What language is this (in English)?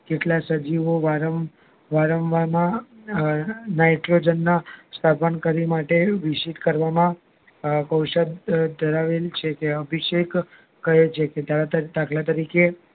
Gujarati